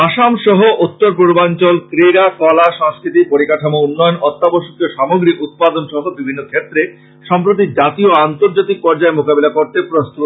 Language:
Bangla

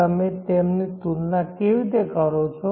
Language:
Gujarati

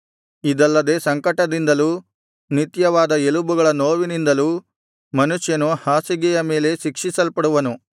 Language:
Kannada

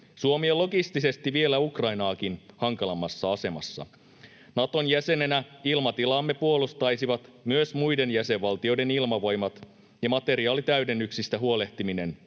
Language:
Finnish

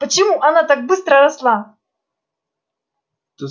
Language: Russian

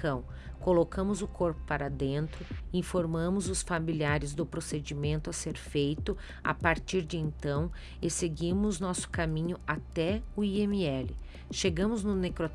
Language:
Portuguese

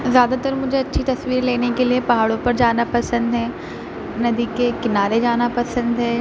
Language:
Urdu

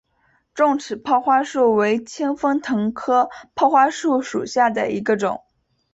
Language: Chinese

